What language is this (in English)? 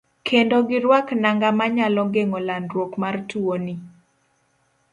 Luo (Kenya and Tanzania)